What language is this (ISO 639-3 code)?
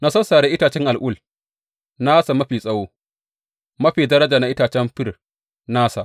hau